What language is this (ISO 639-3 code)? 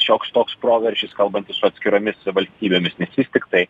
lit